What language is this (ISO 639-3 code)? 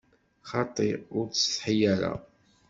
kab